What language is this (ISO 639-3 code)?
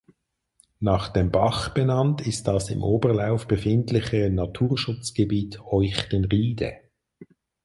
deu